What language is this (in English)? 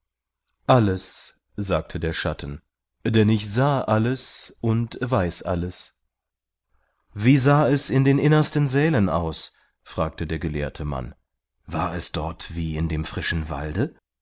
German